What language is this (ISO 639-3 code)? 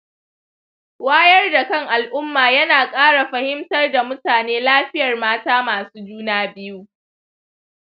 hau